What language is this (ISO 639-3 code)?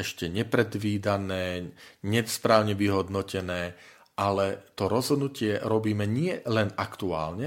slk